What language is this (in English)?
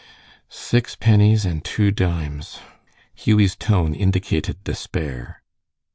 English